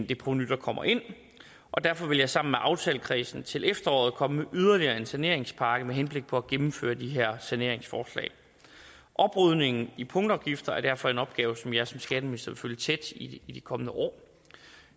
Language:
Danish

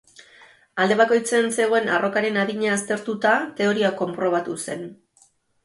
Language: Basque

